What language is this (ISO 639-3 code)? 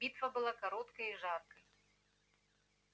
rus